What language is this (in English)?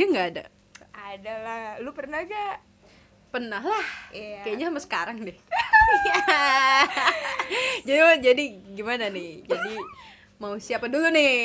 Indonesian